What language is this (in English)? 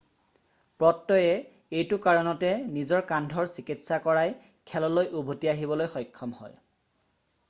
Assamese